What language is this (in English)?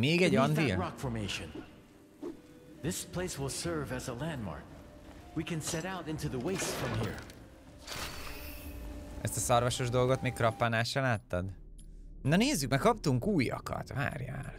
Hungarian